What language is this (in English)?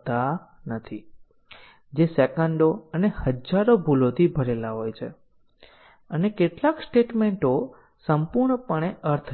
Gujarati